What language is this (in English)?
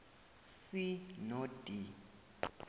South Ndebele